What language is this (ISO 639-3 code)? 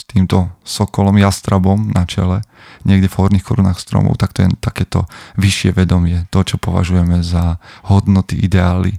slk